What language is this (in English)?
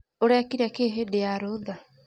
Kikuyu